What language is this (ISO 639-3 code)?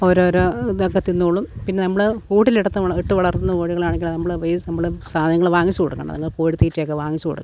mal